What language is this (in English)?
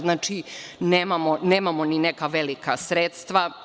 Serbian